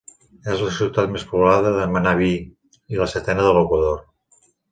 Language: Catalan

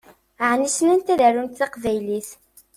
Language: Kabyle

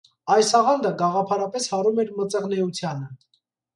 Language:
Armenian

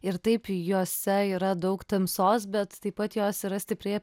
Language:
Lithuanian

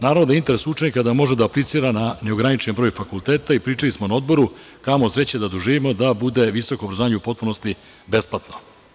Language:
Serbian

